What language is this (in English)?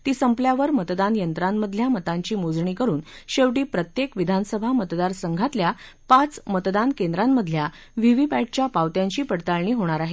Marathi